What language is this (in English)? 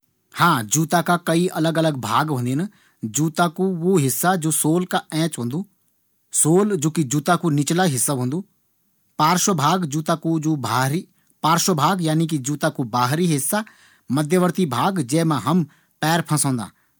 Garhwali